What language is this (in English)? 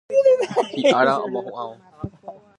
Guarani